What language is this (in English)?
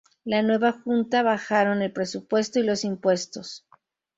Spanish